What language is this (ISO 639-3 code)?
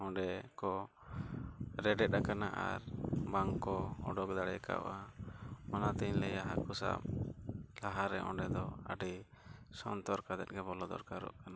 sat